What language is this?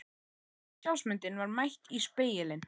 Icelandic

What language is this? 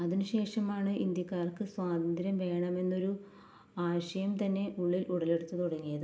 Malayalam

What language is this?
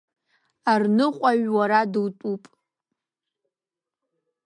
Abkhazian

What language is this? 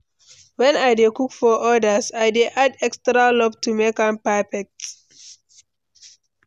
Nigerian Pidgin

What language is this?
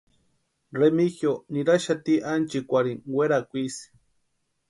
Western Highland Purepecha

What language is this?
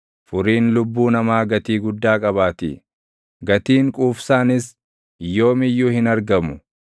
Oromo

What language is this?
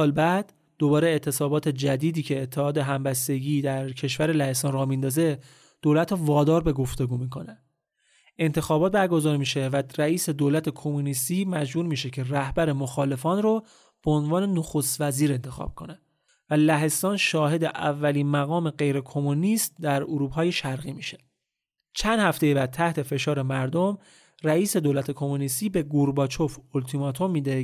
Persian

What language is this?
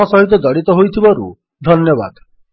Odia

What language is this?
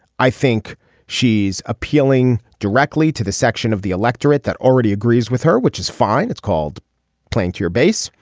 English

